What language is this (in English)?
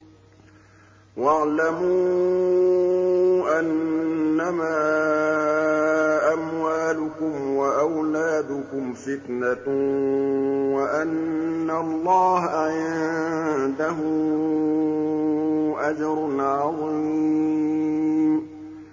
Arabic